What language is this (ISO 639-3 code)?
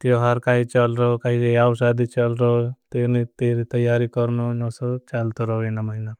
bhb